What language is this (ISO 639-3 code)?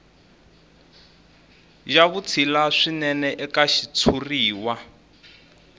tso